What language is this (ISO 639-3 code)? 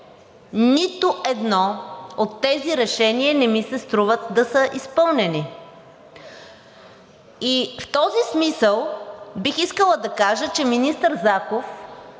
bul